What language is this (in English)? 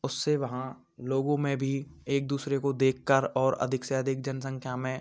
Hindi